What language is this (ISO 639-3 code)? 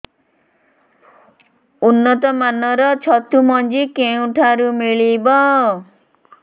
ori